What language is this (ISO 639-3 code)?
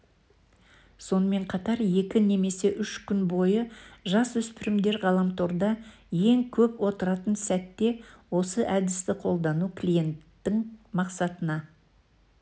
kaz